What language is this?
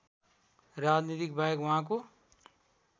Nepali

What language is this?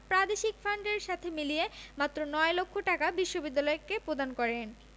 Bangla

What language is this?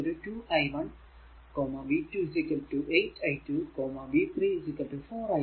Malayalam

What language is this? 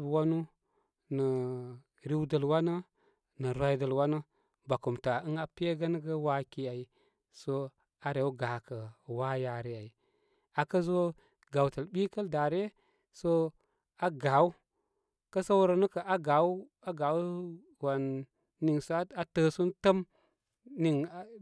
Koma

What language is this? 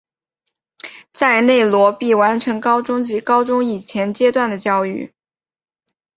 Chinese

